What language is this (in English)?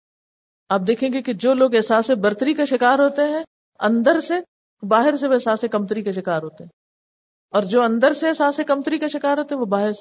Urdu